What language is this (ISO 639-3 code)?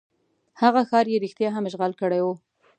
pus